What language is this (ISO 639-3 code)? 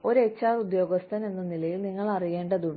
mal